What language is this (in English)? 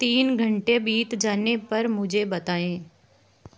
Hindi